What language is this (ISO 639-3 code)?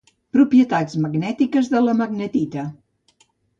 cat